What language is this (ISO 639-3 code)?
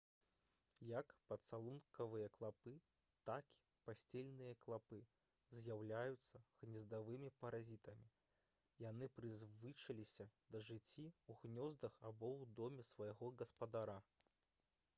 bel